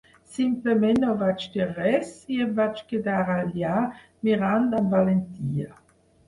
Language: Catalan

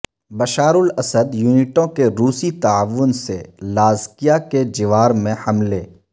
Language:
Urdu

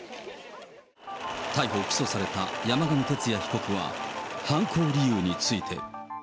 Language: Japanese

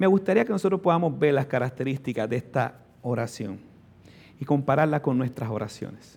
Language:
Spanish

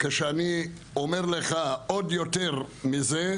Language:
Hebrew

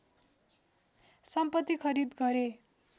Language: Nepali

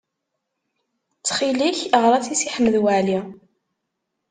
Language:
Kabyle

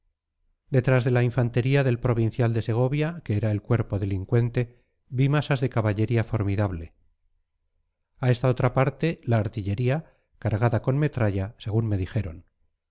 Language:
Spanish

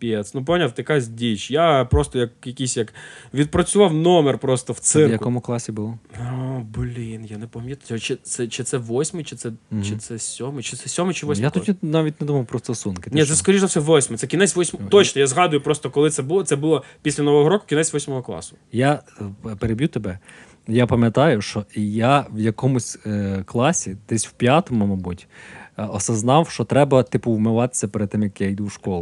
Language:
Ukrainian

